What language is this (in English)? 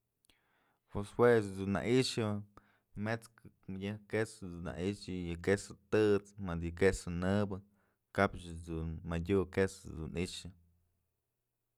Mazatlán Mixe